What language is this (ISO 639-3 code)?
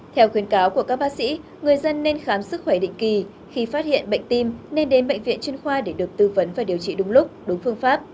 vie